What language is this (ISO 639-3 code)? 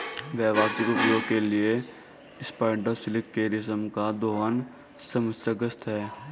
hin